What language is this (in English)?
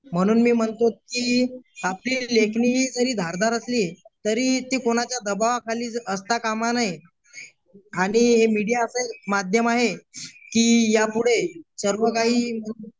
Marathi